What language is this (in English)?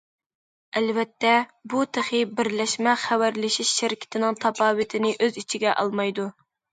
Uyghur